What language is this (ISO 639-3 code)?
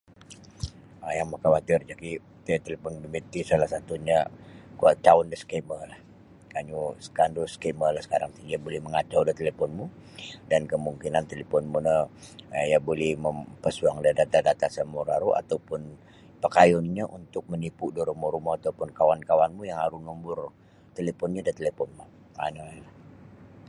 bsy